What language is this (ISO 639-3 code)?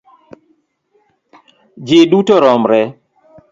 luo